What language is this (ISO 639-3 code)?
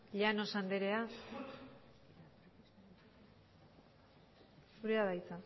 eus